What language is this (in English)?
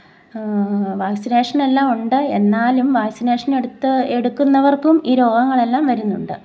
Malayalam